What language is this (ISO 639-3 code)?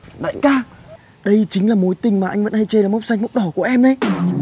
vie